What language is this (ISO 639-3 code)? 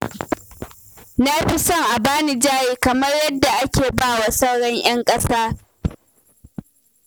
hau